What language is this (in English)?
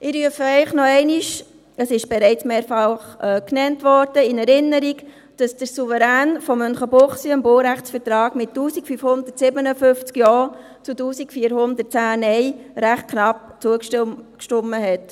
Swiss German